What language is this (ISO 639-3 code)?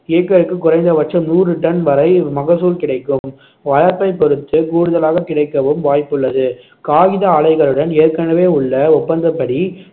tam